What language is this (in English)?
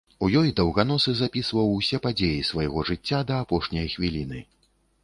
Belarusian